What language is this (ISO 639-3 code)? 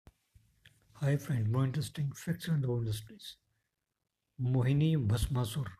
hin